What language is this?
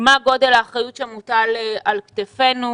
Hebrew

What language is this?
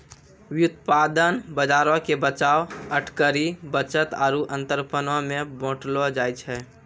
Maithili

